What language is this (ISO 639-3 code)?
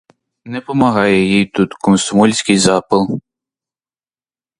ukr